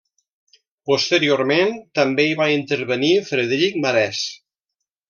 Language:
Catalan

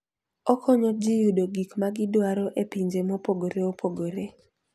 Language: Luo (Kenya and Tanzania)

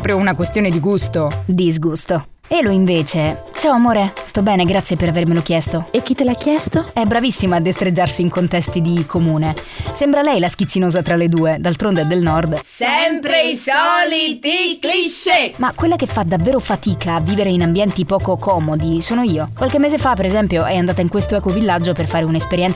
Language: Italian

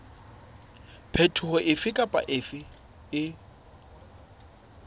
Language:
Southern Sotho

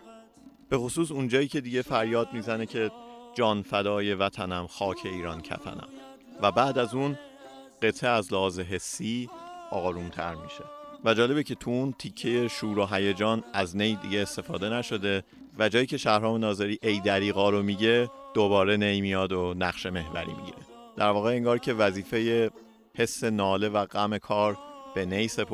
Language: Persian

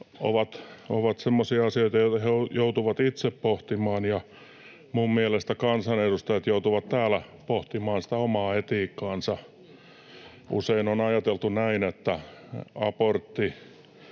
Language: Finnish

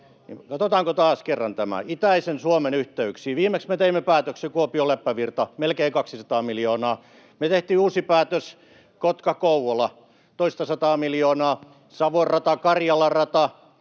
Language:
Finnish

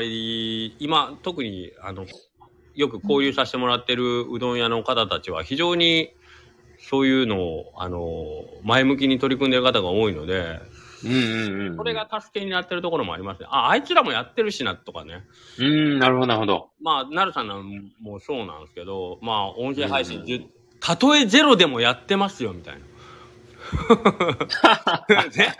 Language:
Japanese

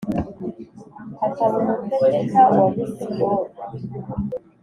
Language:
Kinyarwanda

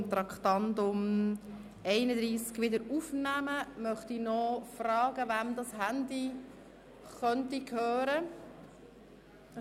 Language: Swiss German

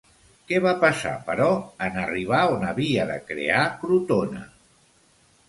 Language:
Catalan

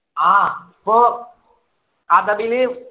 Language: Malayalam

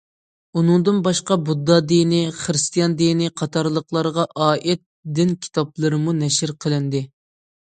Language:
Uyghur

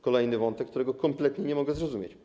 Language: Polish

